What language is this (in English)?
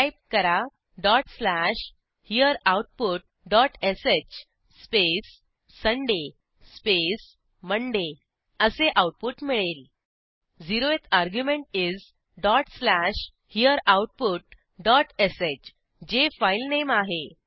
Marathi